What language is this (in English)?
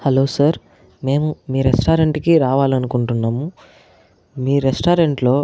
Telugu